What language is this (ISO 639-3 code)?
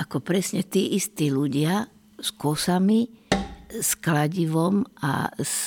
slk